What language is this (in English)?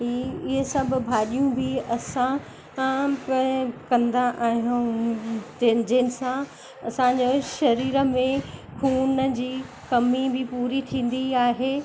Sindhi